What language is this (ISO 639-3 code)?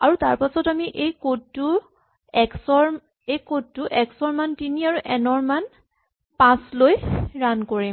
asm